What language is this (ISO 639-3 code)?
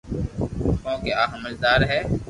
lrk